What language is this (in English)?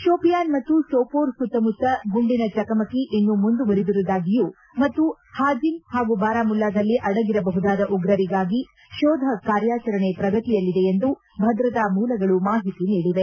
Kannada